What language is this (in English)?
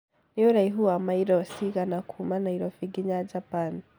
Kikuyu